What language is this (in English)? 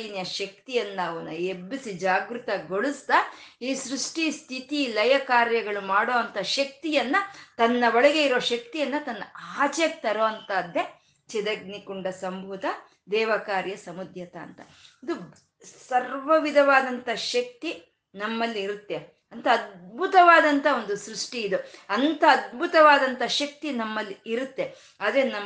Kannada